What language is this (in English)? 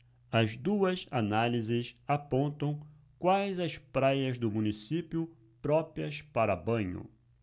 Portuguese